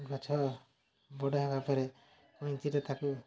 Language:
Odia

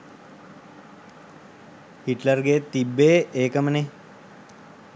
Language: Sinhala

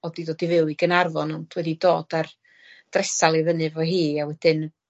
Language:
Welsh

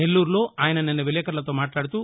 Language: Telugu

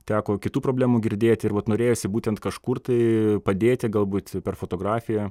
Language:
Lithuanian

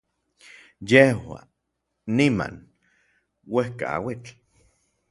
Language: Orizaba Nahuatl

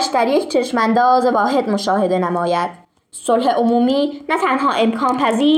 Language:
Persian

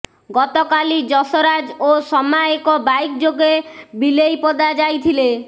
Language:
Odia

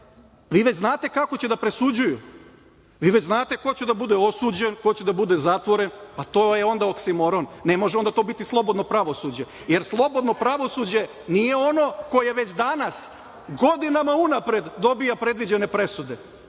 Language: Serbian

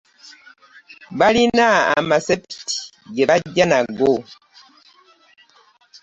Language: Ganda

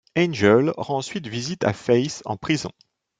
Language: French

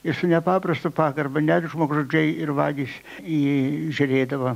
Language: Lithuanian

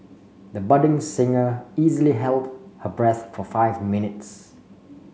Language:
English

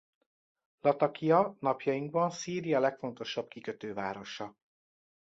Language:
Hungarian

